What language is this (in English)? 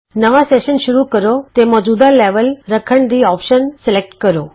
Punjabi